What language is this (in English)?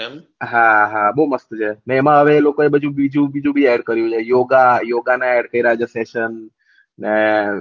Gujarati